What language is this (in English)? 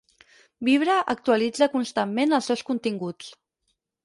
Catalan